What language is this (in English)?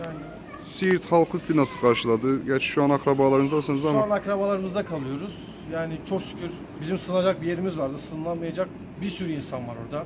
Turkish